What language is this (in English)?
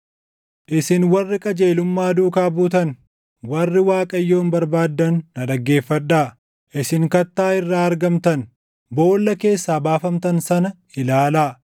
Oromo